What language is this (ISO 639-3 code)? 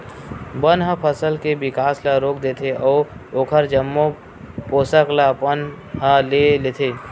hne